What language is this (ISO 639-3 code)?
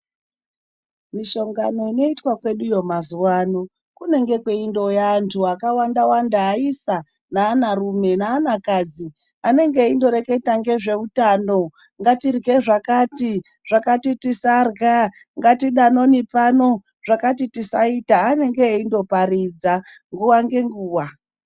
ndc